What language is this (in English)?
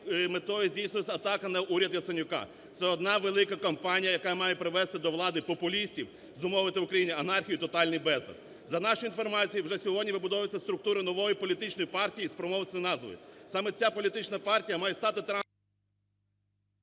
Ukrainian